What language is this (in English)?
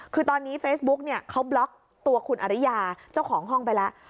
Thai